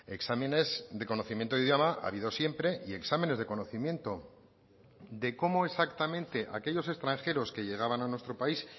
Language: Spanish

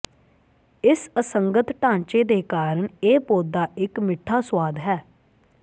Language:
Punjabi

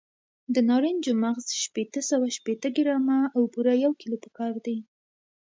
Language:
Pashto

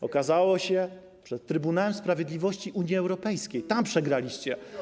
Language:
Polish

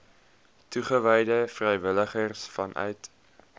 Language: Afrikaans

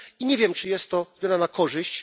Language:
Polish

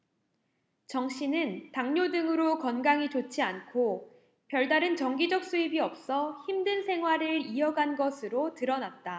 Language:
Korean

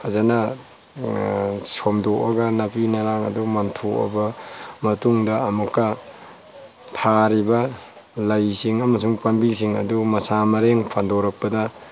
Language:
Manipuri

